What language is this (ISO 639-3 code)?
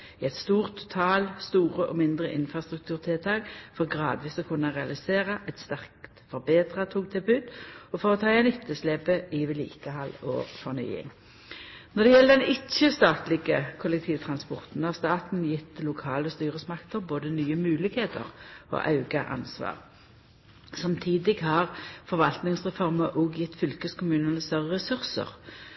nno